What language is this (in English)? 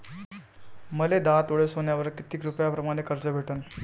Marathi